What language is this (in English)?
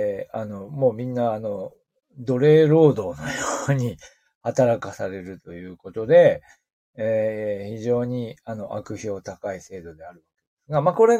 Japanese